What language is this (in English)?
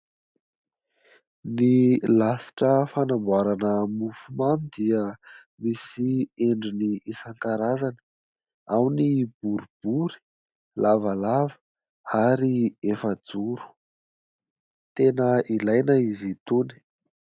Malagasy